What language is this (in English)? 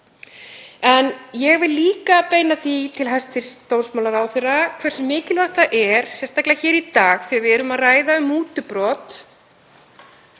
Icelandic